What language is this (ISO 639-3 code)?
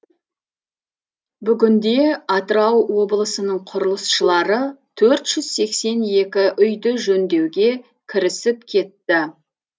kaz